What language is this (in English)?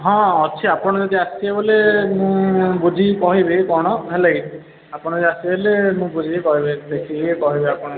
Odia